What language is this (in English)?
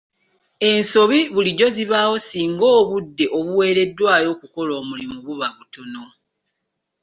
Ganda